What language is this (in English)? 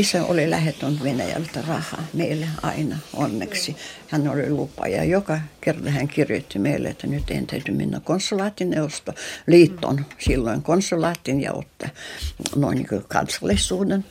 Finnish